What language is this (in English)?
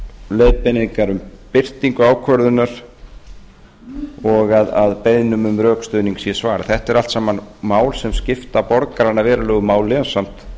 Icelandic